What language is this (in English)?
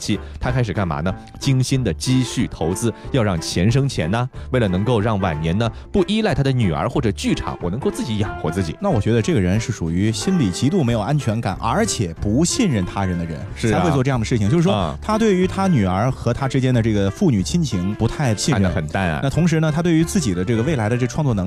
Chinese